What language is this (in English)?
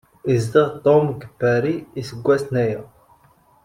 Kabyle